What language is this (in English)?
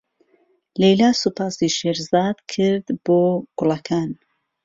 Central Kurdish